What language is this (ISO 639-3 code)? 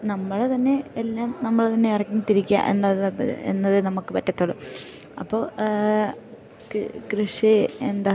mal